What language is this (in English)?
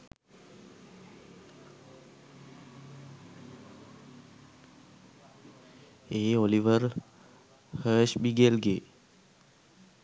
Sinhala